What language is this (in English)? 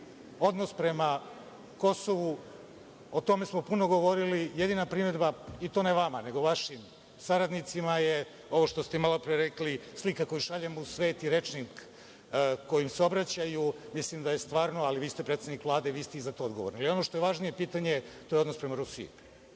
Serbian